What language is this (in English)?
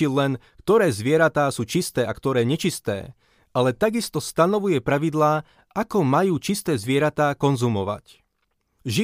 Slovak